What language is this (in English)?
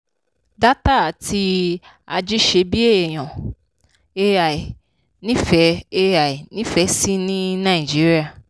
Yoruba